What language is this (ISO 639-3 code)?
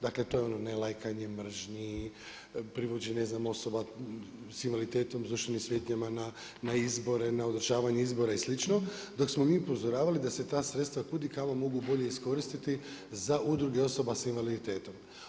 hrv